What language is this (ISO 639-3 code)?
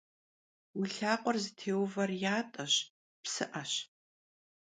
kbd